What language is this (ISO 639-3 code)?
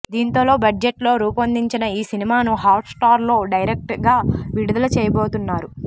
tel